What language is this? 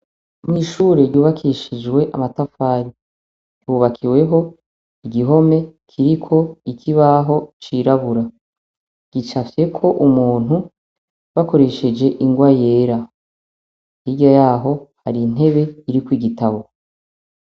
Rundi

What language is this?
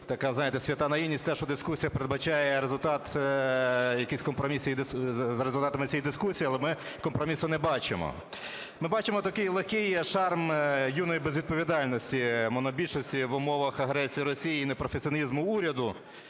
Ukrainian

